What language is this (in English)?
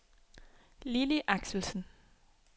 Danish